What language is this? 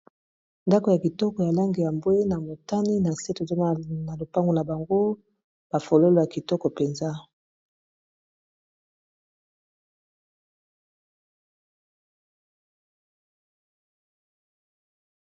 Lingala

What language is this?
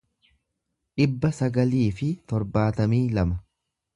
Oromo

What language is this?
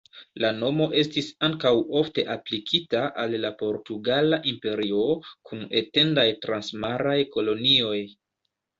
Esperanto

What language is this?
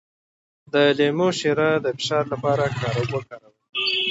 Pashto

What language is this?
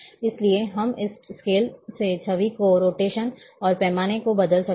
Hindi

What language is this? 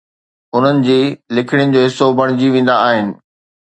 Sindhi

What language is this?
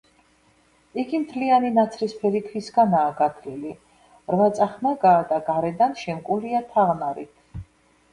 Georgian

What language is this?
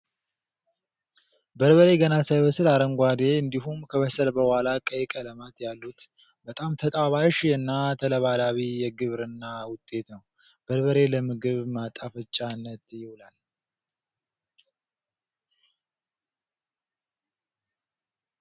Amharic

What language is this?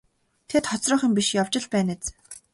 Mongolian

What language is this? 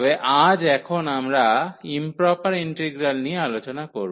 Bangla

